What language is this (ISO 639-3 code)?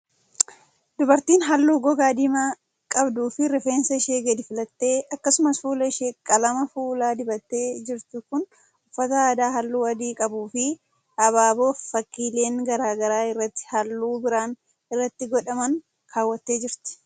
orm